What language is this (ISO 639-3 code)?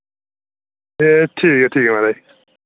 doi